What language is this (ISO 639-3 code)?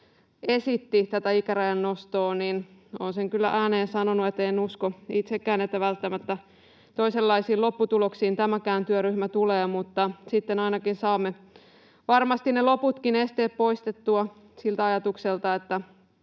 fin